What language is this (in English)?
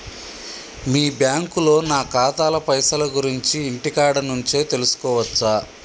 Telugu